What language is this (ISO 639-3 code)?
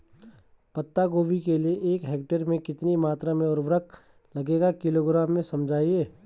hin